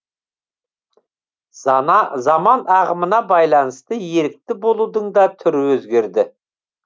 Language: Kazakh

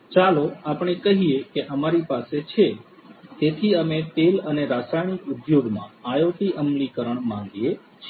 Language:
Gujarati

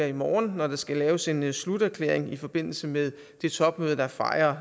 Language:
Danish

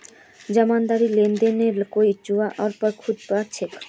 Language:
Magahi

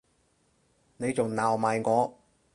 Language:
Cantonese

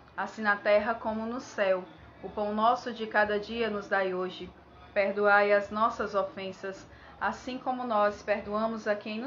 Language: Portuguese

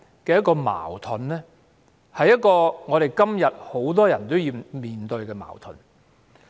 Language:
Cantonese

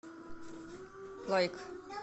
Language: Russian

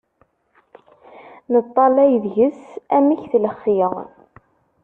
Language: Kabyle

